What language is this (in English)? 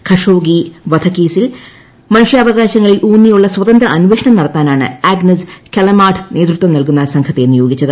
Malayalam